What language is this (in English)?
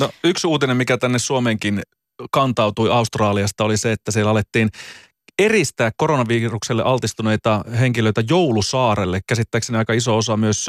Finnish